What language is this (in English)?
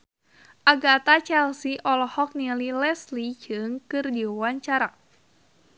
Sundanese